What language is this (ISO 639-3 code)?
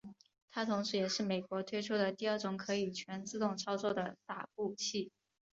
zho